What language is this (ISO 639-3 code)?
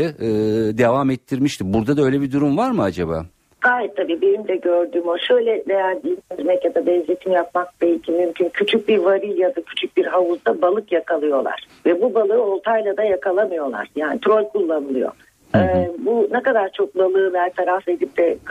tur